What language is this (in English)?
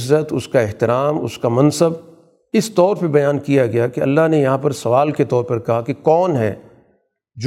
Urdu